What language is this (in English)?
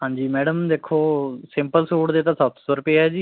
Punjabi